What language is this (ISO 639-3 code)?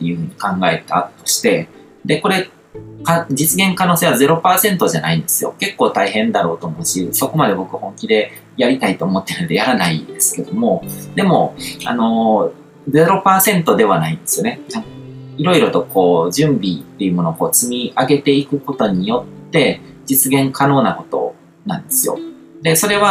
jpn